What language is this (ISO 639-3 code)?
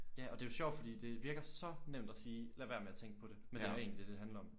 dan